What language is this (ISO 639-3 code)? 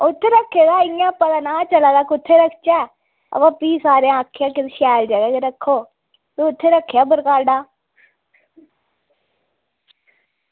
doi